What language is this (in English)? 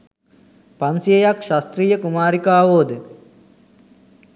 Sinhala